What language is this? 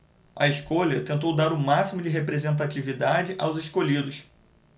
Portuguese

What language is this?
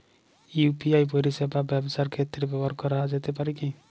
Bangla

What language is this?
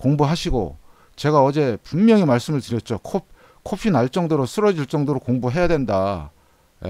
Korean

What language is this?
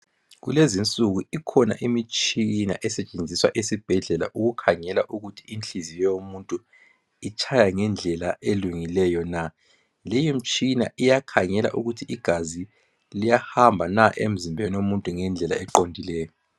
North Ndebele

